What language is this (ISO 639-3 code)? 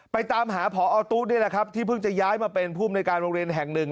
tha